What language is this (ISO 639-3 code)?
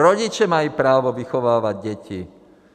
ces